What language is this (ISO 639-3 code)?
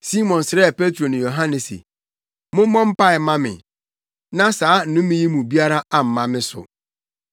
aka